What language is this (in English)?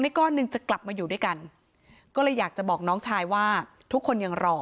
Thai